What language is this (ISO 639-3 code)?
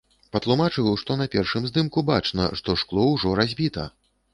bel